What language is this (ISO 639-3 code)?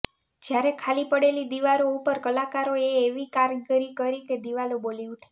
guj